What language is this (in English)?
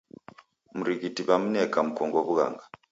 Taita